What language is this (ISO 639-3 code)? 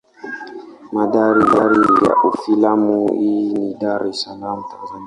swa